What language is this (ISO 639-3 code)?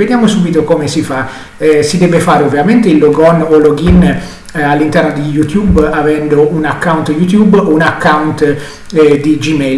ita